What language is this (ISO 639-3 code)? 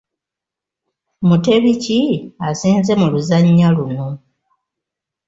lug